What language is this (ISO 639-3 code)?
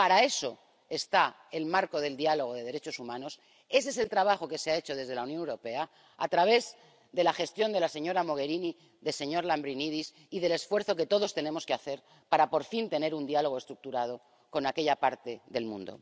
spa